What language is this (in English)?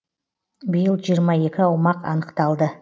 Kazakh